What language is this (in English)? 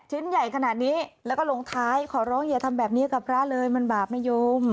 Thai